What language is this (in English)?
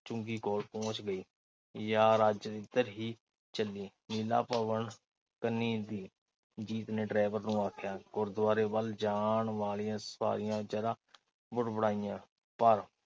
Punjabi